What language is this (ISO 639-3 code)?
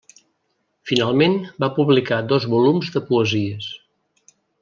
cat